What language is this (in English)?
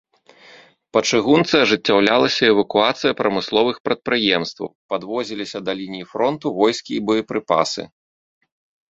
Belarusian